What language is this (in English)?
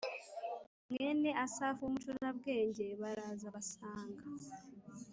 Kinyarwanda